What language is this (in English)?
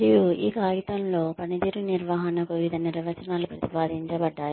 Telugu